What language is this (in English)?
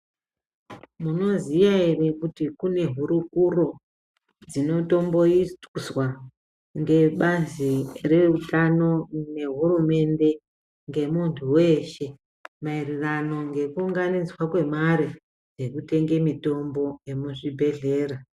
Ndau